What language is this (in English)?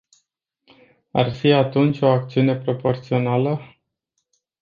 Romanian